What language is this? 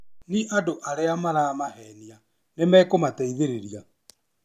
Kikuyu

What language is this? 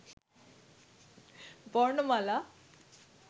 Bangla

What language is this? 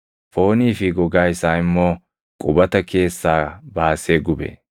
Oromo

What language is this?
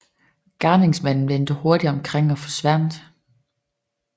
Danish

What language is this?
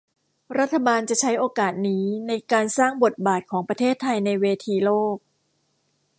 Thai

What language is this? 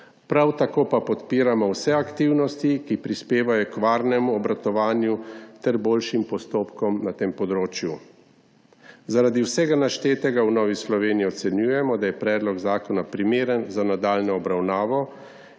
Slovenian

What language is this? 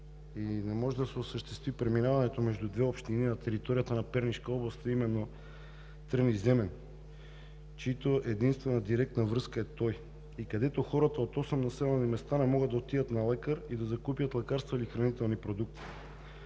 Bulgarian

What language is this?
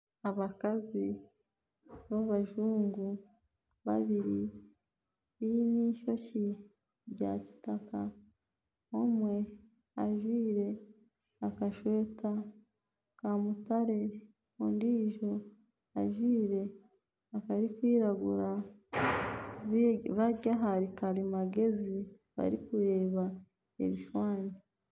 Nyankole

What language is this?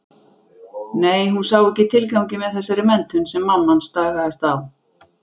Icelandic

